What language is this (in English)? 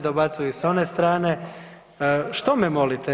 Croatian